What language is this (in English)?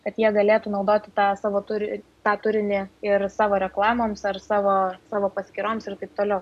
Lithuanian